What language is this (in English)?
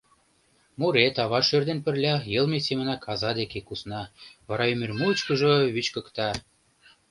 Mari